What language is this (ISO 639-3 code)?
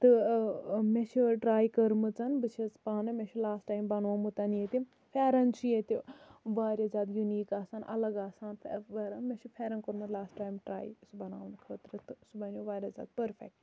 kas